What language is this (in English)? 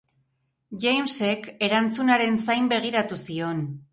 Basque